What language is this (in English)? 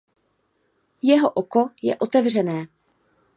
Czech